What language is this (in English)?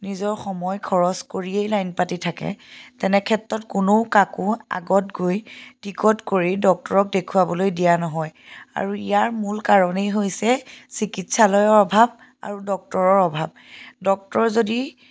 Assamese